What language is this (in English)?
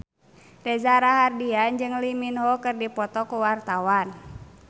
Sundanese